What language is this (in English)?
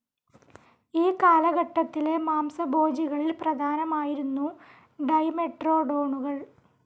Malayalam